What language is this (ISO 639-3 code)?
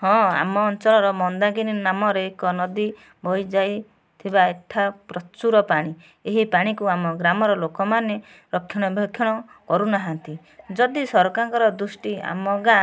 ori